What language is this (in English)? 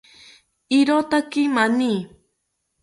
South Ucayali Ashéninka